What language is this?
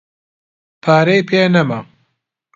Central Kurdish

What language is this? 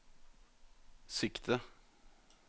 Norwegian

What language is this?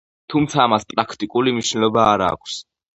Georgian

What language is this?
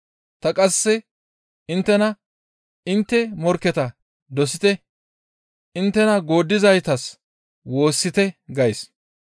Gamo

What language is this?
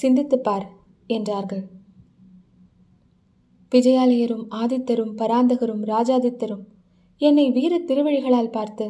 Tamil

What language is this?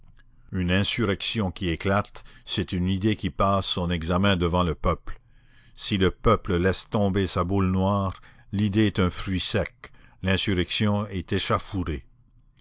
French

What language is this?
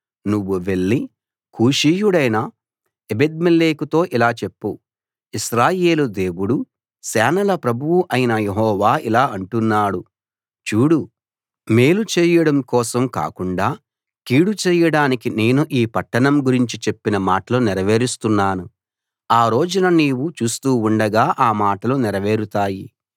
Telugu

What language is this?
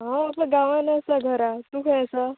Konkani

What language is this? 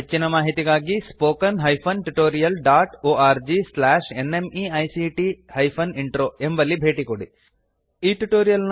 Kannada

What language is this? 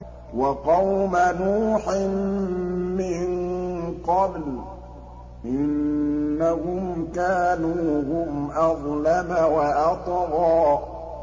Arabic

